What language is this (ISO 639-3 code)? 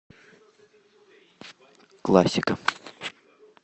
rus